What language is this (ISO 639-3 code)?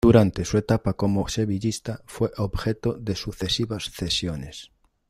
spa